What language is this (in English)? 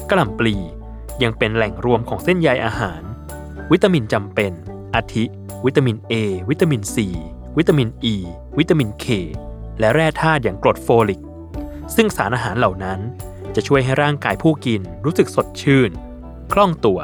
Thai